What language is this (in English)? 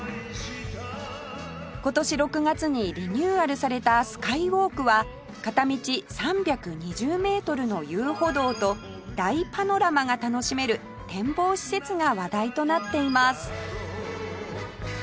Japanese